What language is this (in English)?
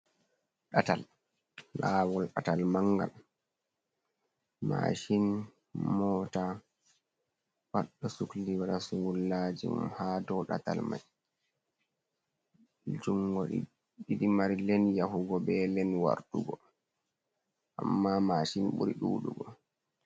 Fula